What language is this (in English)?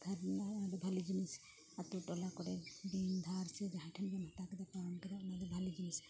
Santali